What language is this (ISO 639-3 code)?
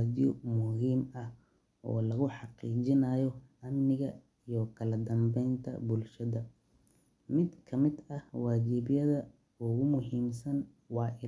som